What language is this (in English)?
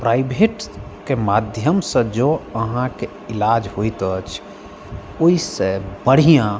Maithili